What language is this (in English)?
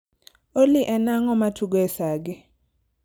Luo (Kenya and Tanzania)